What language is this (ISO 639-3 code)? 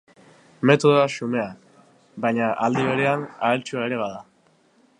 eus